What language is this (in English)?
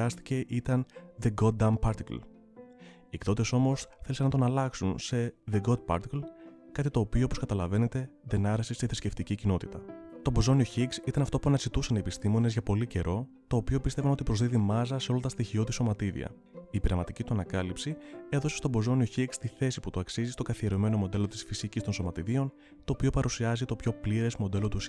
Greek